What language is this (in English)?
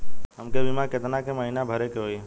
Bhojpuri